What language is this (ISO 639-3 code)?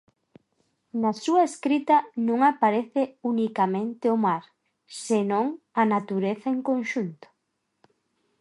glg